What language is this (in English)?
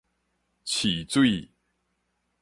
Min Nan Chinese